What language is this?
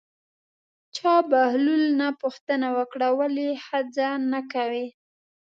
Pashto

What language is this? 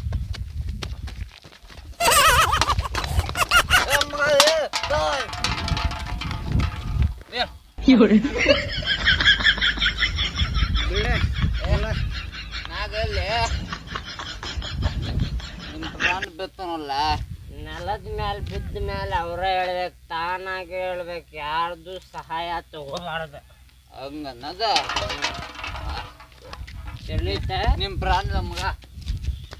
Indonesian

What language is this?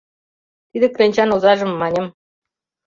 Mari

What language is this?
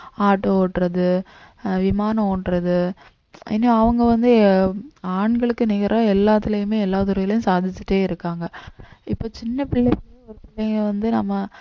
Tamil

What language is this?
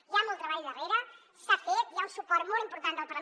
Catalan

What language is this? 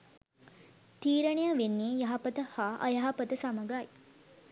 Sinhala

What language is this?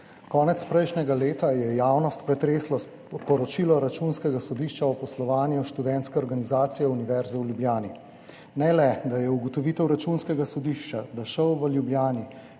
Slovenian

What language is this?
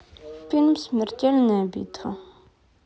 Russian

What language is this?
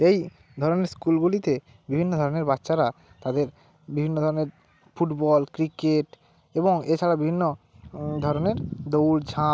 Bangla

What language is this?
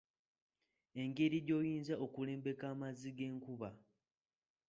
Ganda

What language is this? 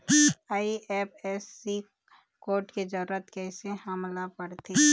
Chhattisgarhi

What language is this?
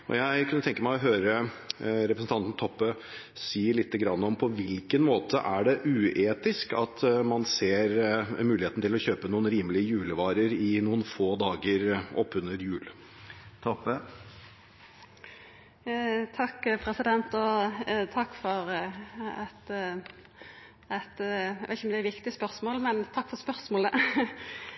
Norwegian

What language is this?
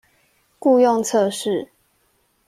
Chinese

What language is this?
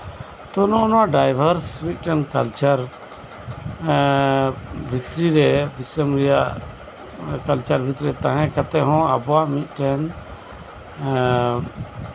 Santali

